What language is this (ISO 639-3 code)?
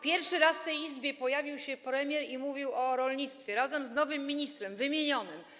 pol